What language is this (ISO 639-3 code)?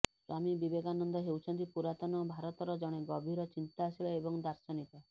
ori